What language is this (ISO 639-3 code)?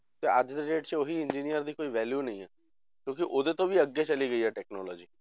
pan